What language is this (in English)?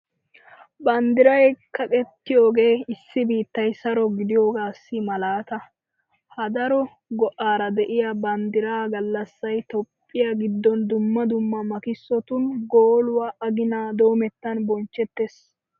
Wolaytta